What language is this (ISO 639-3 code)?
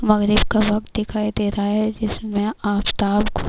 urd